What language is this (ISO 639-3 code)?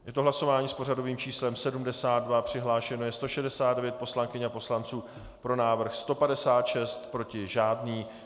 ces